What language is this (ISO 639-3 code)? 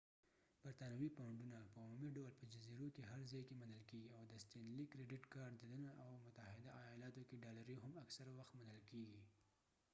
pus